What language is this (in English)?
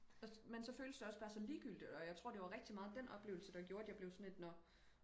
Danish